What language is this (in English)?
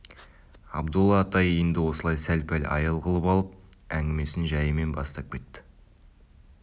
Kazakh